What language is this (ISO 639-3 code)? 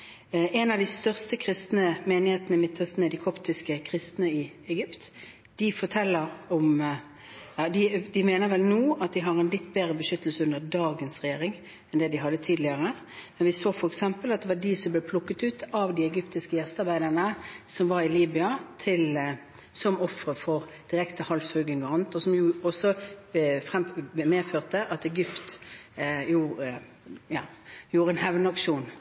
nob